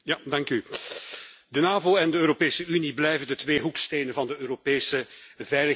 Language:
Dutch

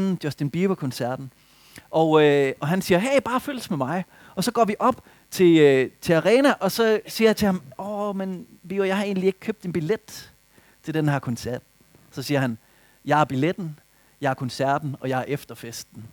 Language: Danish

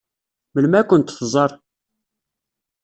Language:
Kabyle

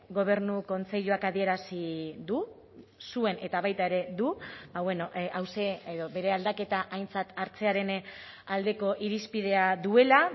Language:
Basque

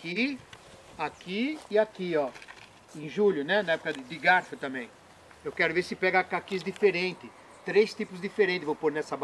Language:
Portuguese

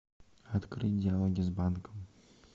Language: Russian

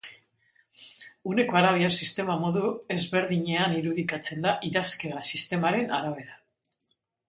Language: Basque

